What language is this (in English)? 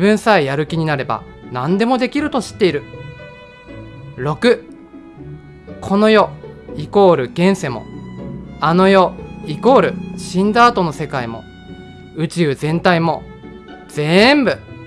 Japanese